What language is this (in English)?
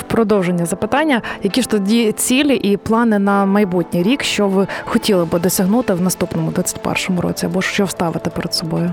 Ukrainian